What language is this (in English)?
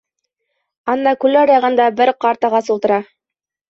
Bashkir